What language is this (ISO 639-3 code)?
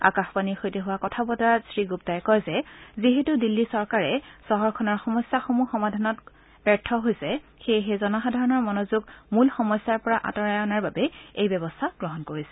asm